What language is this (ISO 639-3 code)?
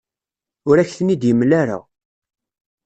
kab